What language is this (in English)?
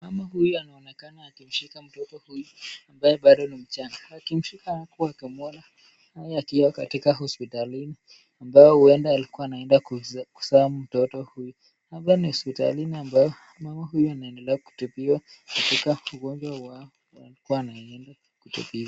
Swahili